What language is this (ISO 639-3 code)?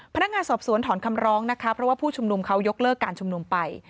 tha